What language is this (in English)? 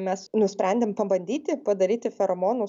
Lithuanian